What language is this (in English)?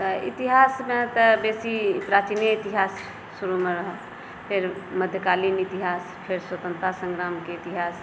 Maithili